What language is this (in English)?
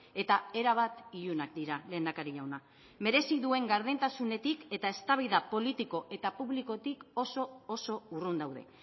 Basque